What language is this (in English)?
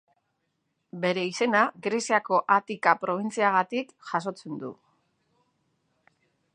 Basque